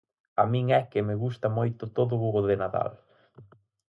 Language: Galician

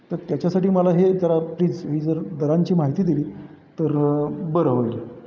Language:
Marathi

